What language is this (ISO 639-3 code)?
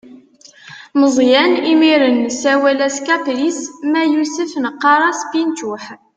kab